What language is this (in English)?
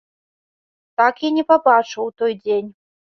Belarusian